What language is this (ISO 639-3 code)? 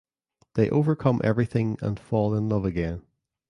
eng